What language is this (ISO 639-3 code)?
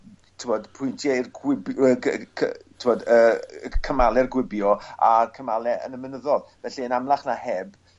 cym